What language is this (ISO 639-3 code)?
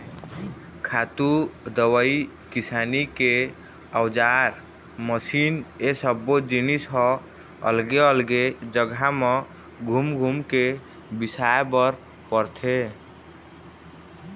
hne